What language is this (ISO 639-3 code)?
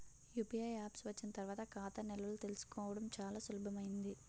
tel